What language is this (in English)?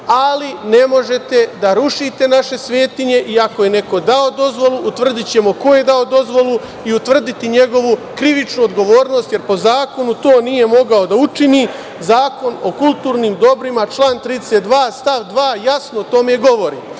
Serbian